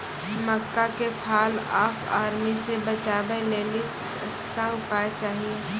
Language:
Maithili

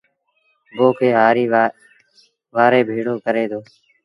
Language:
Sindhi Bhil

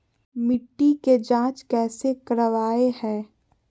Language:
Magahi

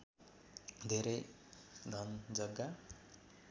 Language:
Nepali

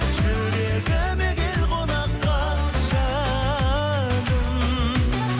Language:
Kazakh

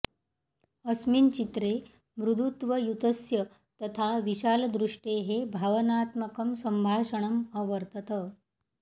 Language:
Sanskrit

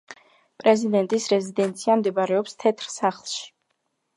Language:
Georgian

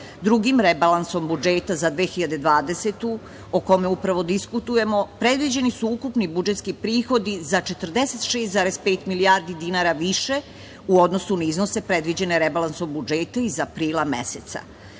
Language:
Serbian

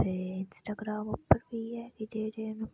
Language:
Dogri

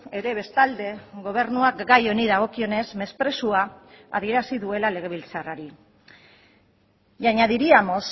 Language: Basque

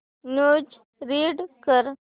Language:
Marathi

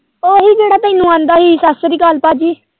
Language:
Punjabi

